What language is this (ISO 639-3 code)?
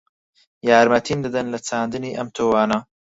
ckb